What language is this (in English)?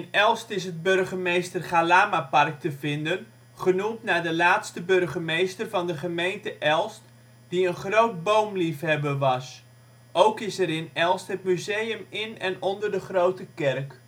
Dutch